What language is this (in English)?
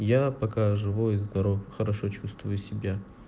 Russian